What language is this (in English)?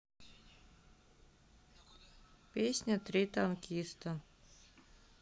Russian